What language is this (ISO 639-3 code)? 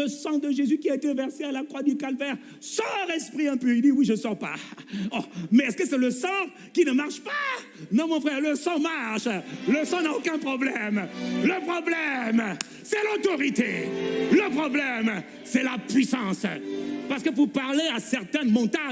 fra